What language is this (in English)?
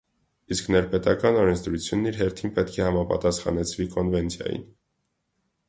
Armenian